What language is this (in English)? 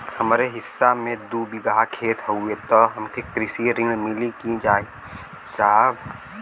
Bhojpuri